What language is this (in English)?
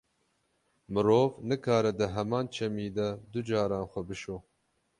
Kurdish